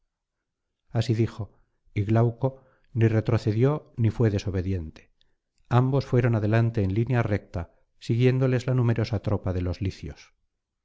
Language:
Spanish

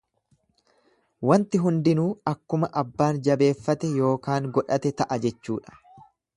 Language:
Oromo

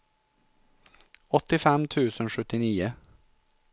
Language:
Swedish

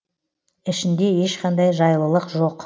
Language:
Kazakh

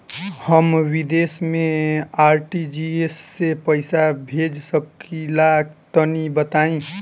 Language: Bhojpuri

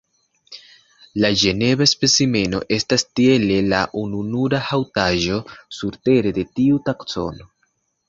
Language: Esperanto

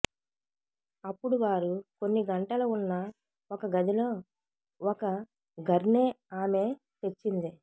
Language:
Telugu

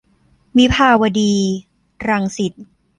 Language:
Thai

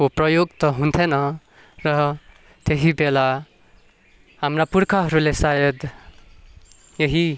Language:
Nepali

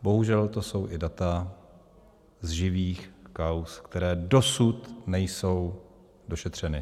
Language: Czech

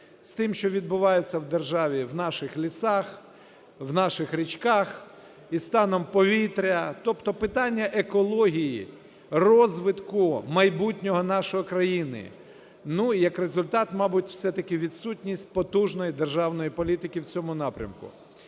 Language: Ukrainian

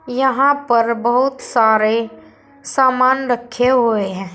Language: Hindi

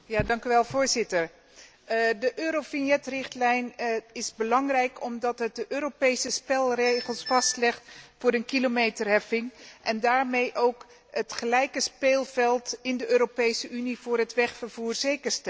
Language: Dutch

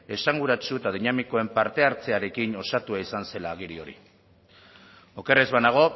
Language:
Basque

